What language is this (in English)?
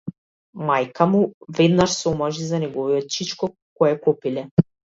Macedonian